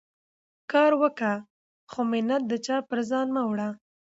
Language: Pashto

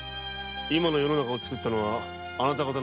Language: Japanese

